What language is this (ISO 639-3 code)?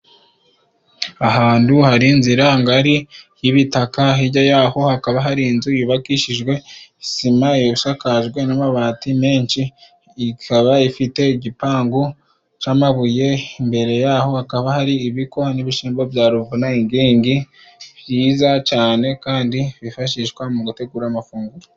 kin